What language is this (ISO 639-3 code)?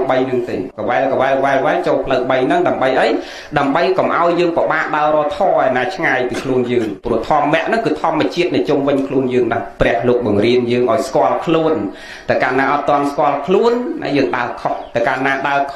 vie